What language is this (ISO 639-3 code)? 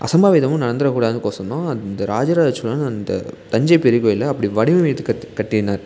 tam